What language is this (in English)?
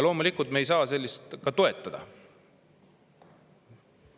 Estonian